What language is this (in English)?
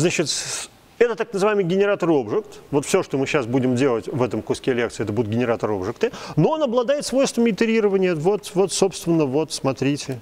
Russian